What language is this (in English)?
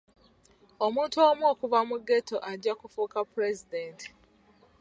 Ganda